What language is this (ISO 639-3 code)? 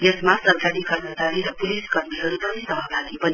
nep